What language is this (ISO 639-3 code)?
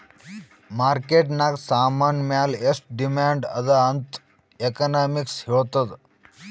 kan